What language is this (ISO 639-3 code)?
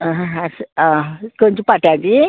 kok